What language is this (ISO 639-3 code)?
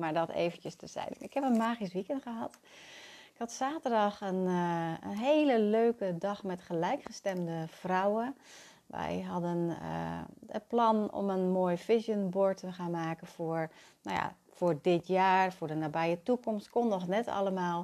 nld